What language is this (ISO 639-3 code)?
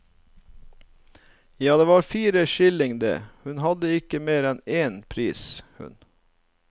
nor